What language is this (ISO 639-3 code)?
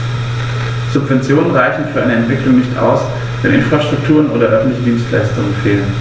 deu